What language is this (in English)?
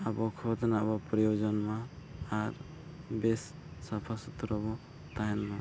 Santali